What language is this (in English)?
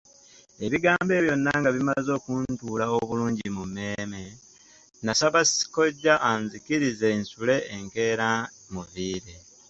Ganda